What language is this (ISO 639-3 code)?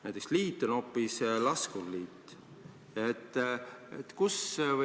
est